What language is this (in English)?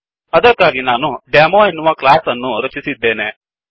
Kannada